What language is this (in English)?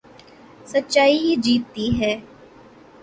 Urdu